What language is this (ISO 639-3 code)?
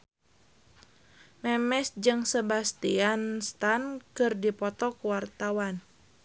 sun